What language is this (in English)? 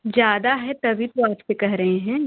Hindi